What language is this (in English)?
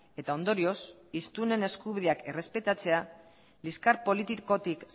Basque